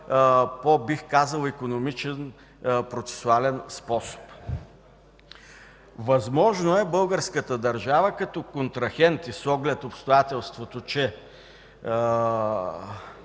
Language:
Bulgarian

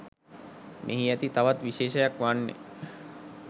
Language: Sinhala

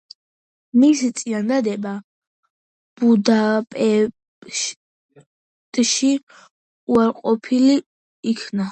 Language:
Georgian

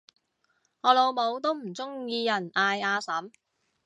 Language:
Cantonese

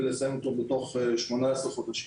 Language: Hebrew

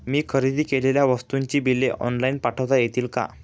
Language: Marathi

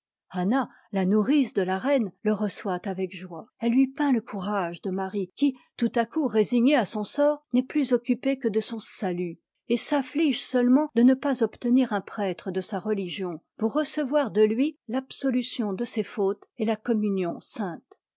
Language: French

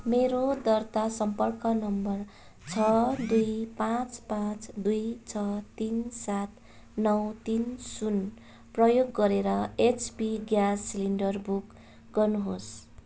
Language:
Nepali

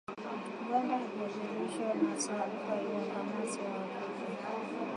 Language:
Swahili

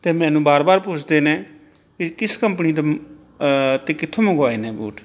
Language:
Punjabi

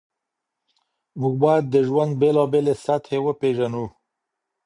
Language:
Pashto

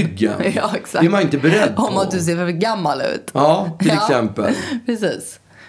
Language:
Swedish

